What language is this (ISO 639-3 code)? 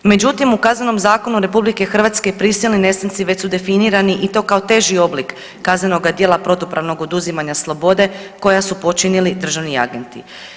hrv